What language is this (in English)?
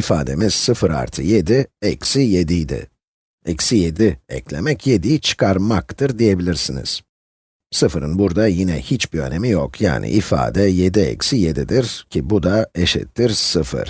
Turkish